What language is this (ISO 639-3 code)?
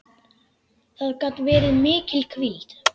isl